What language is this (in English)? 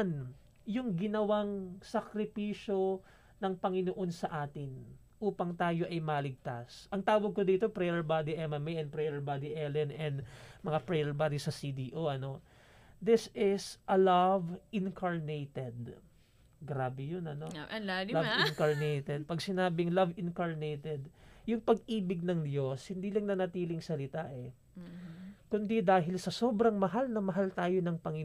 Filipino